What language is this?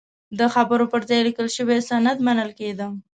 Pashto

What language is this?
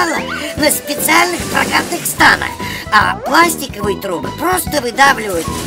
Russian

